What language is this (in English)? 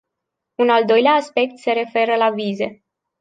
Romanian